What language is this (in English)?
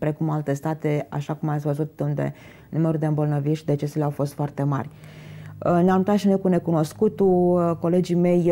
Romanian